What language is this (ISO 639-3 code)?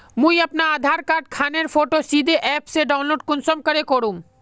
mag